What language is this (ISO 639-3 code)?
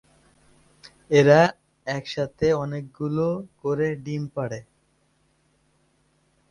ben